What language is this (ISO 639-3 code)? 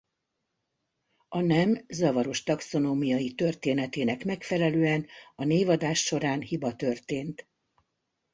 hun